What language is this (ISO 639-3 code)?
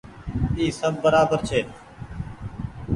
gig